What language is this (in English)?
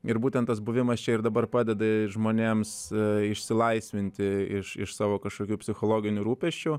Lithuanian